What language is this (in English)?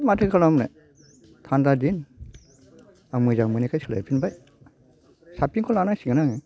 Bodo